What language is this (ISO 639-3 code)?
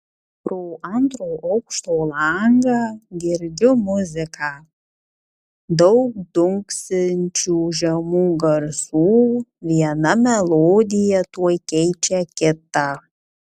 lit